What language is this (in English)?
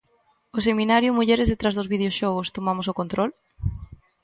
Galician